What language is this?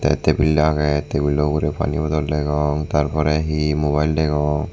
Chakma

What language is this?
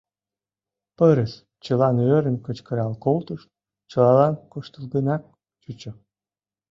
Mari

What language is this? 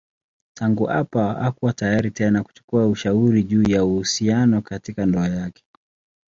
Swahili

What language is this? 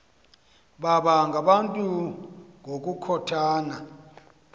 Xhosa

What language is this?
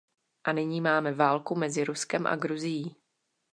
Czech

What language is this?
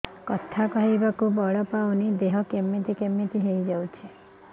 Odia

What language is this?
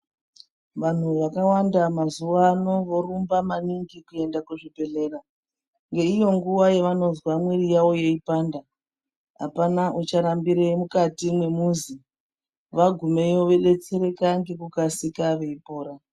Ndau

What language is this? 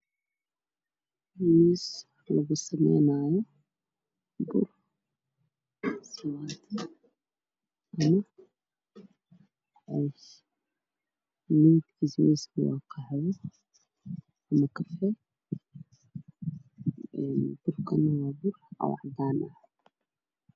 Somali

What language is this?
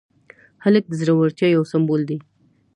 Pashto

